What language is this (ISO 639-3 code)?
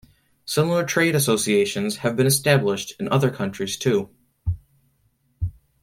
eng